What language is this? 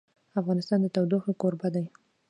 Pashto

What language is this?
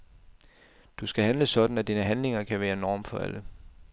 Danish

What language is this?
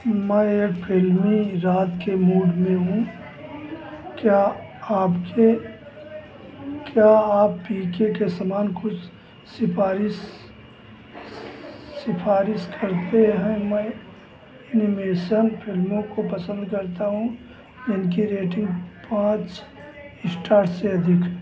Hindi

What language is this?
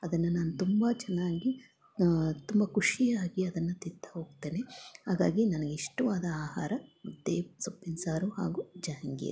Kannada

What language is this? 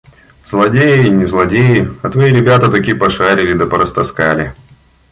Russian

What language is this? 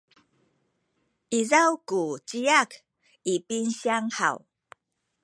Sakizaya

